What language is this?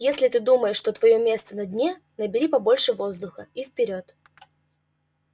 Russian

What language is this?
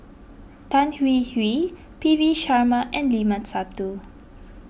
English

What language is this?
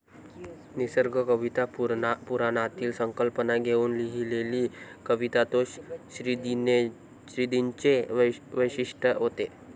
Marathi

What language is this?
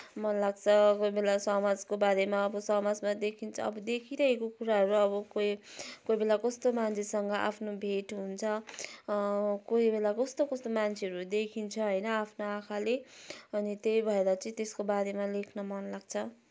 Nepali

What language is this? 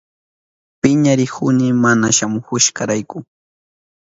Southern Pastaza Quechua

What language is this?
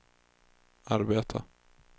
Swedish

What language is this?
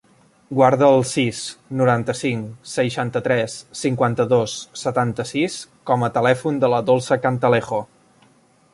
Catalan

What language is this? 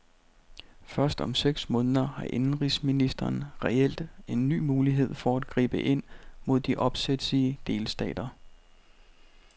Danish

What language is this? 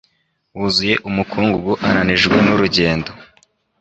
Kinyarwanda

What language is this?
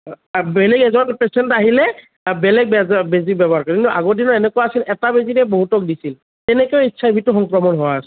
Assamese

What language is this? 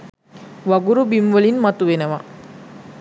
Sinhala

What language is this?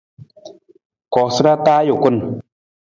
Nawdm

